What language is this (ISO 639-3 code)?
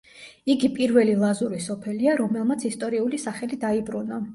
kat